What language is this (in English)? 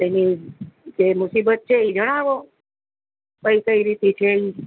Gujarati